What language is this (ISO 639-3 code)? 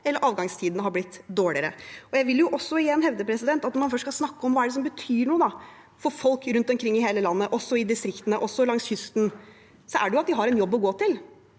nor